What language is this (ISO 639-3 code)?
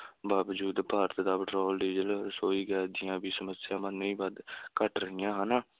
pan